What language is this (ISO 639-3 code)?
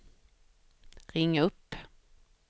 swe